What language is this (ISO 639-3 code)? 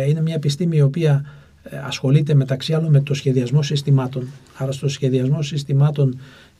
ell